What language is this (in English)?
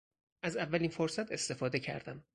Persian